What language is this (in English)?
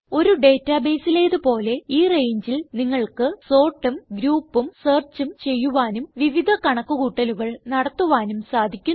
Malayalam